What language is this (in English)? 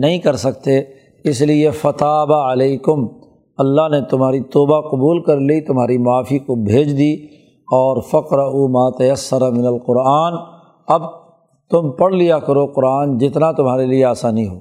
Urdu